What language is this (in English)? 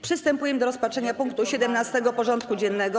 Polish